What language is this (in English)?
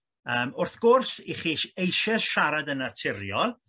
Welsh